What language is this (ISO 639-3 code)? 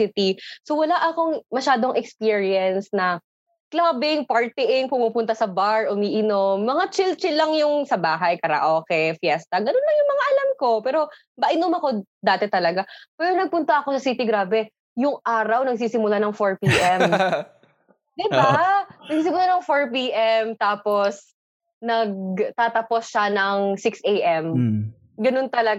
fil